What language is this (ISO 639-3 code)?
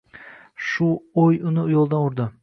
uzb